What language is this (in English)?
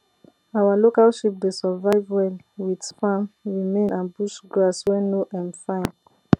Nigerian Pidgin